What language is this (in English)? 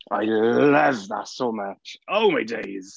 English